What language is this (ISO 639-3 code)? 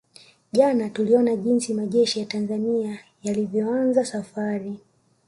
swa